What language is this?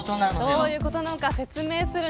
Japanese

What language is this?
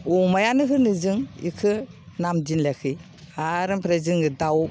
Bodo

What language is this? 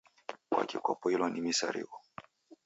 Taita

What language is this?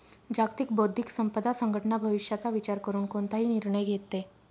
Marathi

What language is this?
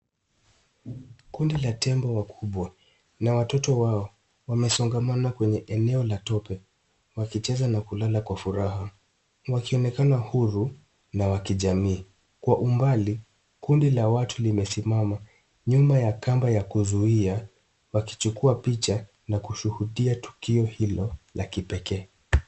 Swahili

